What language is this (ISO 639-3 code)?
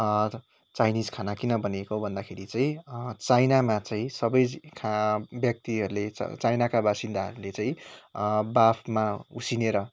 nep